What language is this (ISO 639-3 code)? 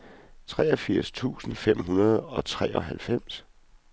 dan